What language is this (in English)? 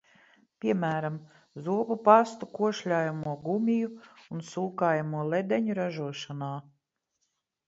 Latvian